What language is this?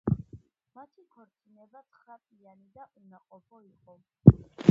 Georgian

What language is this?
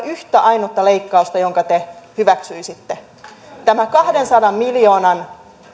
Finnish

